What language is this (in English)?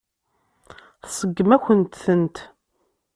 Kabyle